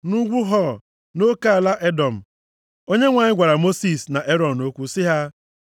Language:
Igbo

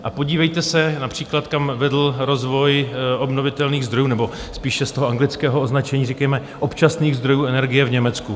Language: Czech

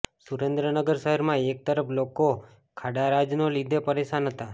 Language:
Gujarati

